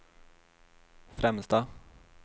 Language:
Swedish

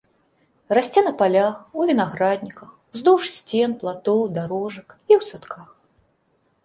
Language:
Belarusian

